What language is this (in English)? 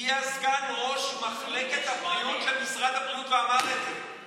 Hebrew